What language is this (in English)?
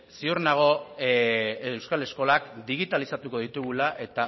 Basque